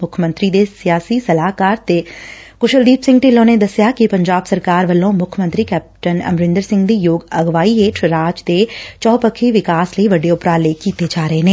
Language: Punjabi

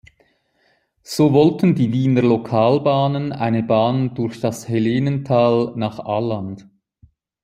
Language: German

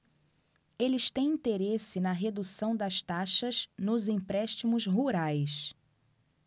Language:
Portuguese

